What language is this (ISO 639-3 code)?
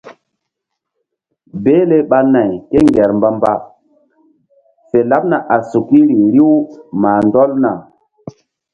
mdd